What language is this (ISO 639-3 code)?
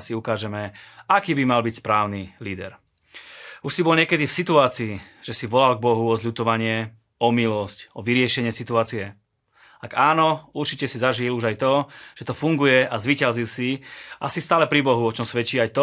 slk